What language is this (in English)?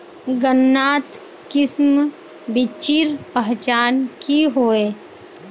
Magahi